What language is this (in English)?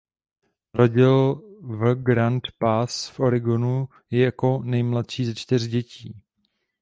Czech